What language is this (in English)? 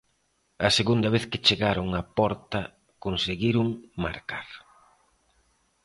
Galician